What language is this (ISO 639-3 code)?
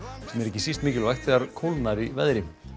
isl